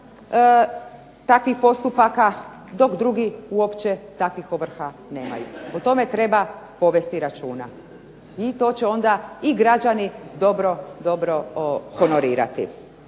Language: Croatian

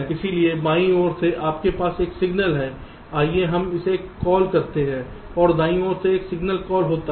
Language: Hindi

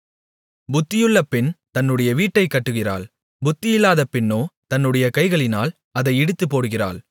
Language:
Tamil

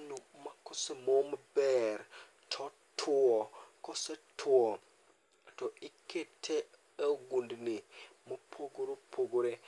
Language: Luo (Kenya and Tanzania)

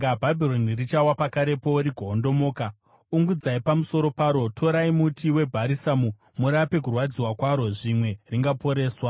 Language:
Shona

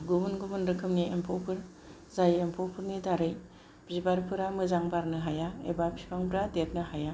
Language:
Bodo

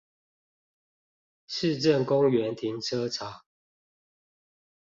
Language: Chinese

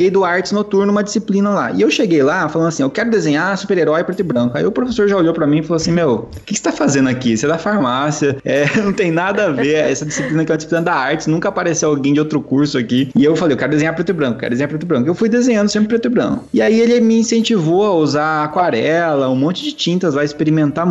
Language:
Portuguese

